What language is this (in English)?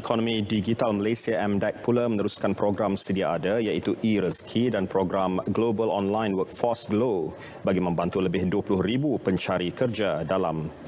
Malay